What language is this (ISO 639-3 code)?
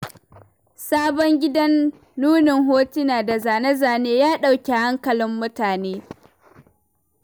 hau